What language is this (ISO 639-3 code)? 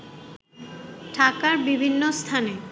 ben